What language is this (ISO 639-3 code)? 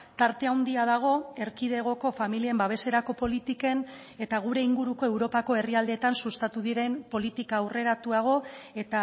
eus